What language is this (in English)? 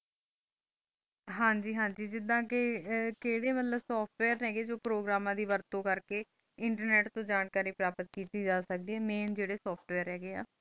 Punjabi